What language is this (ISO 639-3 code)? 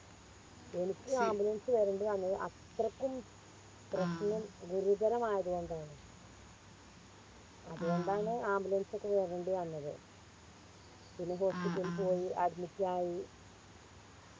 mal